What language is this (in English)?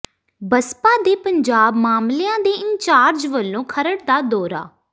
Punjabi